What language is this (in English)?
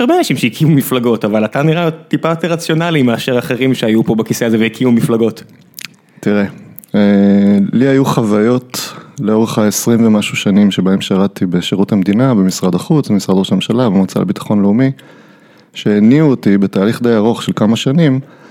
Hebrew